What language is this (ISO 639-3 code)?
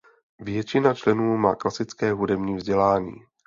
ces